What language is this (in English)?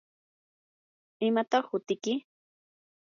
Yanahuanca Pasco Quechua